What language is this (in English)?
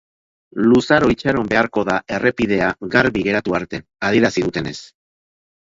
Basque